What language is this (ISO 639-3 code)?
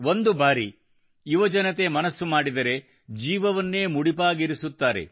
kan